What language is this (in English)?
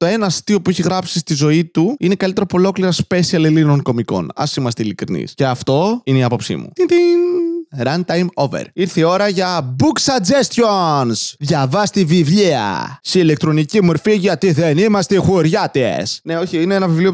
Greek